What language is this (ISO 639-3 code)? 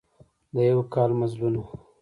pus